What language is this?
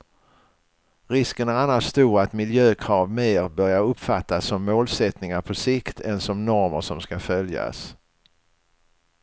Swedish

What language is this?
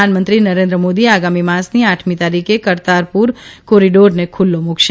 Gujarati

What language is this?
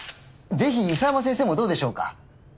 Japanese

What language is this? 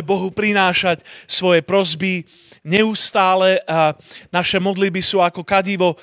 Slovak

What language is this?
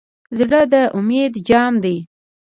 Pashto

